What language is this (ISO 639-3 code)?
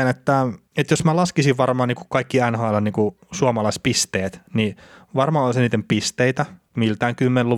fin